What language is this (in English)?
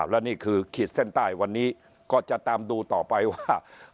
Thai